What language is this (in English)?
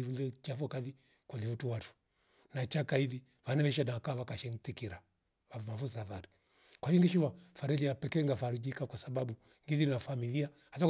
Rombo